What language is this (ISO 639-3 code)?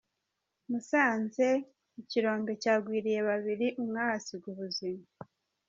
kin